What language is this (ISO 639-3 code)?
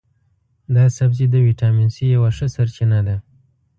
pus